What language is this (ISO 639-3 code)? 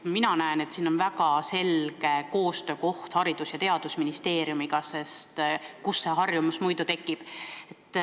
est